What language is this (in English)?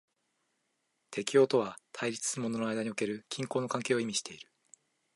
Japanese